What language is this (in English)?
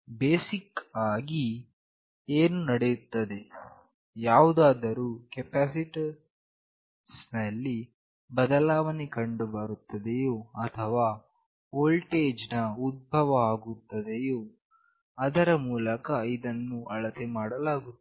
Kannada